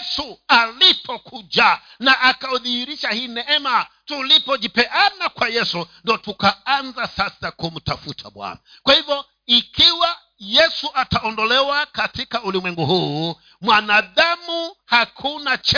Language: Swahili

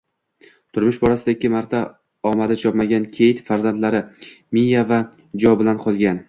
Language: Uzbek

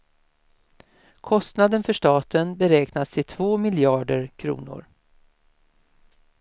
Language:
Swedish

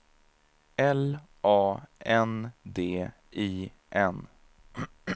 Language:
Swedish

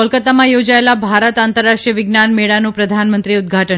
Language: Gujarati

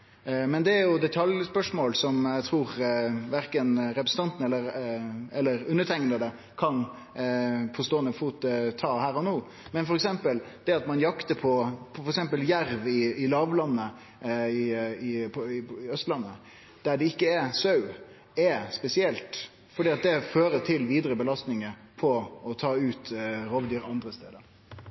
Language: Norwegian Nynorsk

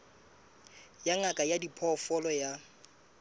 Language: Southern Sotho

